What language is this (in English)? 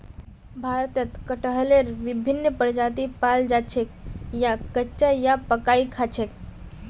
Magahi